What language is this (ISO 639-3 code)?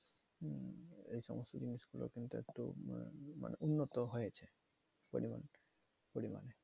ben